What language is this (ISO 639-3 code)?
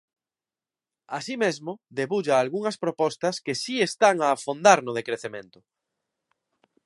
glg